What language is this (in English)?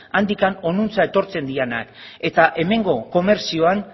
Basque